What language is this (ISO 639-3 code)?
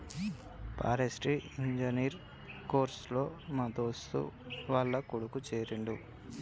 tel